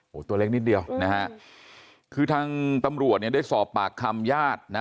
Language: Thai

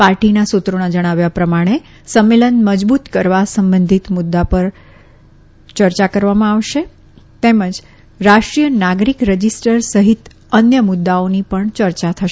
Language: Gujarati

